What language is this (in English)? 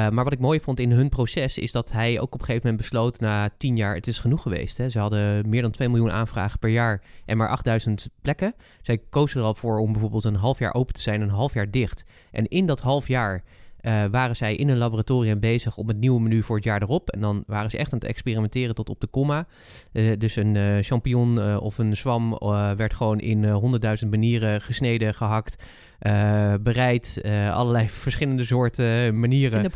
Dutch